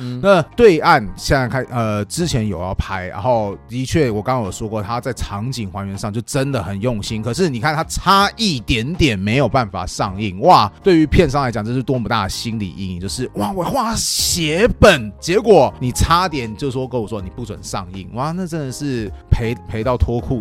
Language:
Chinese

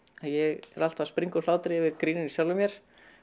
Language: Icelandic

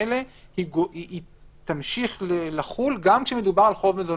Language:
Hebrew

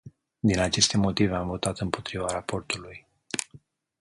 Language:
Romanian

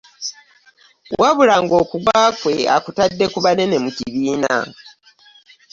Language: Ganda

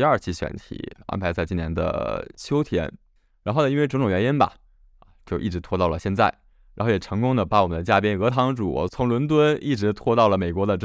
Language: Chinese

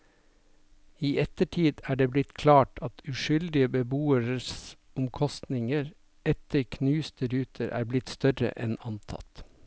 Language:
Norwegian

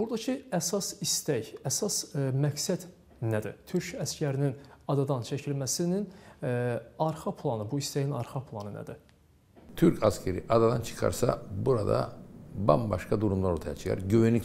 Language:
Turkish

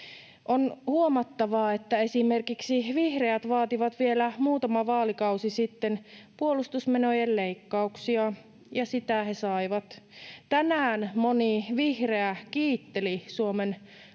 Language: Finnish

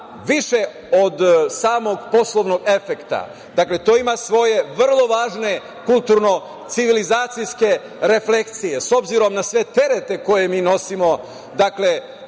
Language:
Serbian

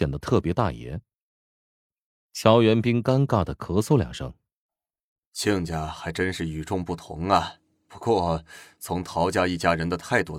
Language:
Chinese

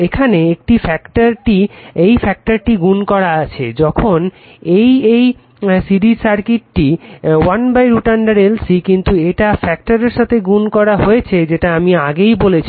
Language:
Bangla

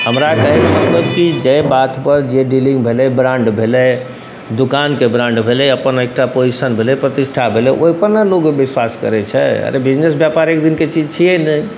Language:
Maithili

